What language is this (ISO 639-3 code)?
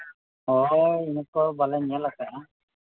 sat